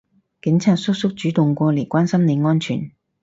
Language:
Cantonese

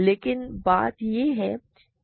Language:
Hindi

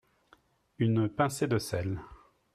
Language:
French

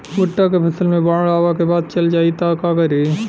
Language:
Bhojpuri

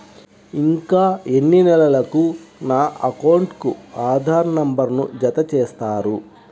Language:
Telugu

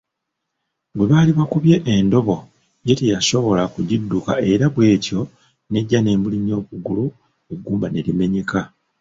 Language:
Ganda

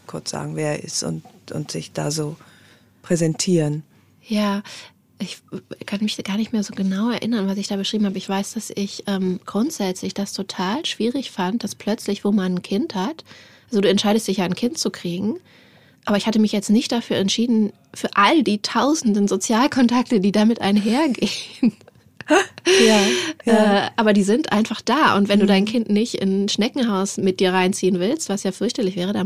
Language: German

